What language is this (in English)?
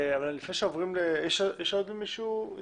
Hebrew